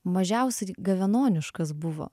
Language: Lithuanian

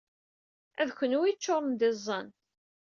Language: Kabyle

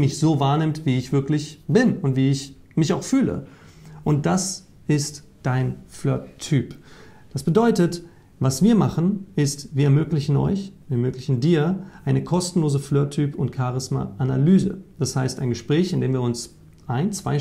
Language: German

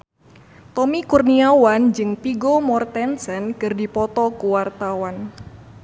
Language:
Sundanese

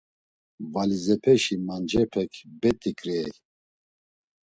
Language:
Laz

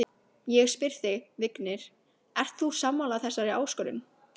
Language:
Icelandic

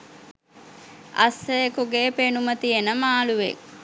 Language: Sinhala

